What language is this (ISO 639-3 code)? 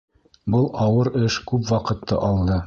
bak